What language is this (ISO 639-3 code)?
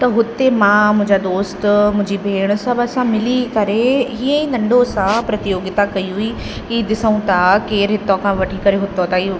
snd